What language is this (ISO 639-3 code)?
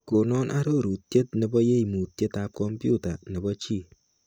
kln